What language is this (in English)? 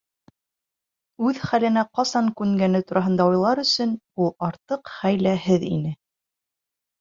Bashkir